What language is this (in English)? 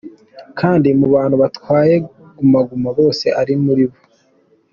Kinyarwanda